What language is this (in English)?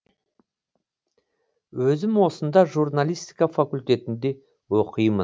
Kazakh